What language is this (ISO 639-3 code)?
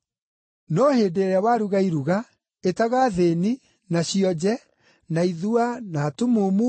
kik